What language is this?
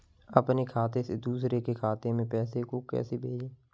Hindi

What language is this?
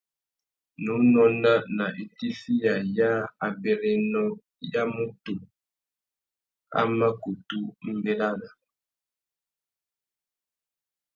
Tuki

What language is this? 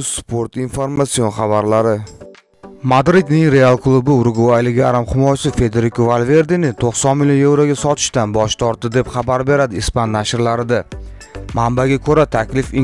Turkish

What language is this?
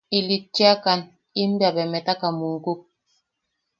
Yaqui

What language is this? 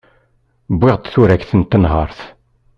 Kabyle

